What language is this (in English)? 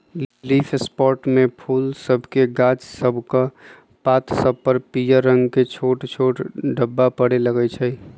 Magahi